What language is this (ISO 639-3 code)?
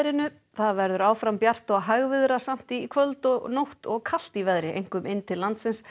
isl